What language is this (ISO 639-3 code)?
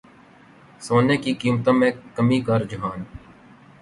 urd